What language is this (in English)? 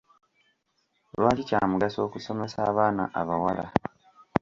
Ganda